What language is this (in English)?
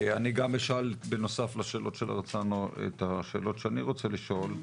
Hebrew